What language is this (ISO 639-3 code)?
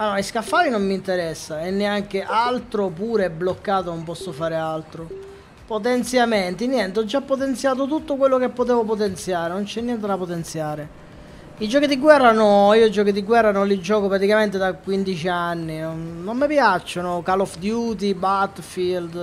ita